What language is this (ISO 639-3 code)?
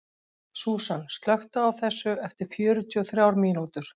isl